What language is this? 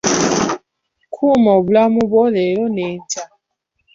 Ganda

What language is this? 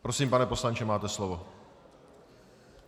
Czech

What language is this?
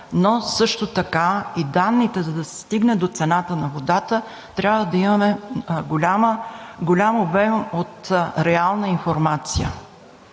Bulgarian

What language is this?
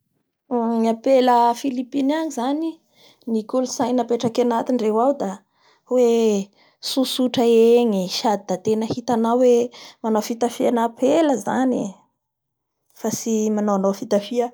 Bara Malagasy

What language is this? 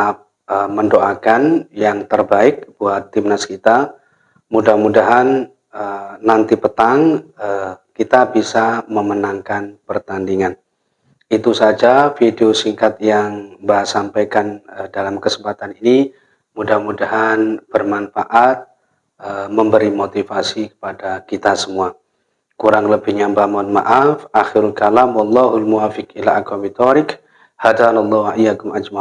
Indonesian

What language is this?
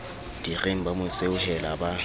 Southern Sotho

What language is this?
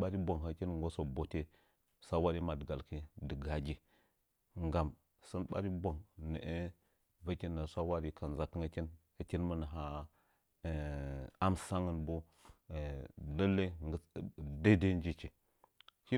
Nzanyi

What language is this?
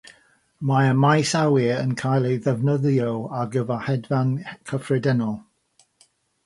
Welsh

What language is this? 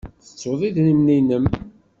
Kabyle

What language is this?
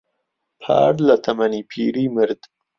Central Kurdish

